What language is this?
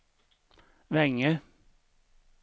Swedish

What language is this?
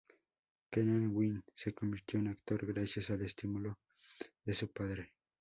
Spanish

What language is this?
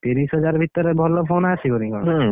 Odia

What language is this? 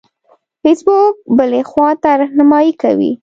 Pashto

